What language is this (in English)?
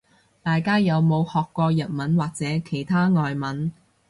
Cantonese